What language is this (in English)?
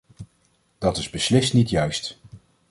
Dutch